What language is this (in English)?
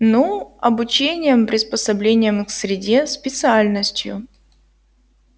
Russian